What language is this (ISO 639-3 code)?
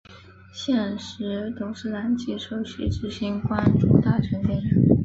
zho